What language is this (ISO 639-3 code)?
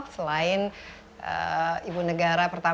ind